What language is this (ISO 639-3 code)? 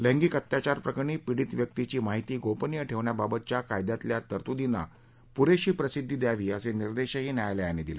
mar